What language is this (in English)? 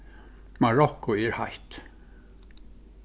Faroese